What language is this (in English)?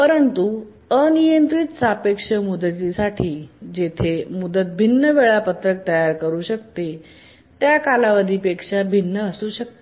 Marathi